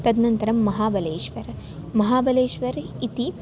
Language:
Sanskrit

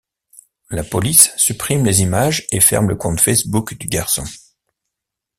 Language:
French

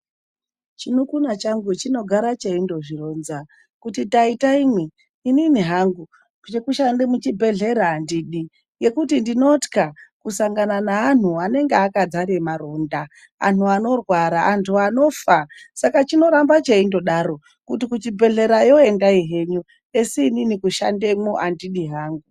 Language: Ndau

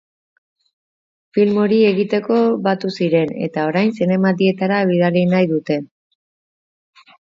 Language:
Basque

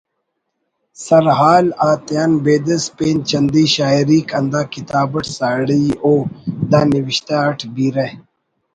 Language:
Brahui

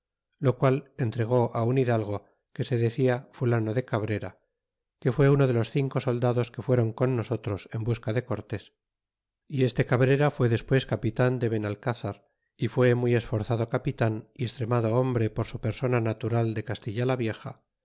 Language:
Spanish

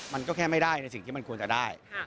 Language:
Thai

